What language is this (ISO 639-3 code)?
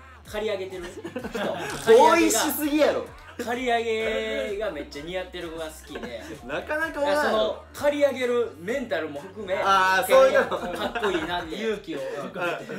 jpn